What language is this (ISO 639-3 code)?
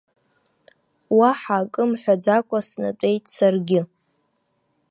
abk